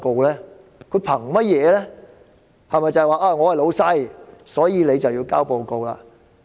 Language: Cantonese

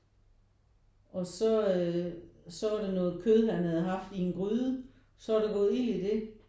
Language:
Danish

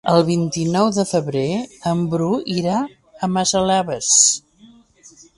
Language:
Catalan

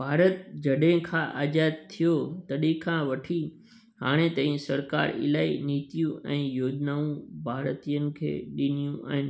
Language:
Sindhi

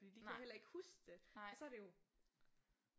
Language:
Danish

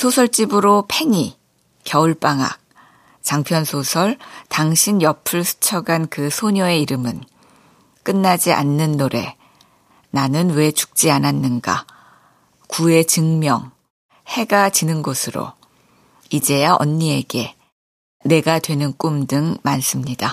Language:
Korean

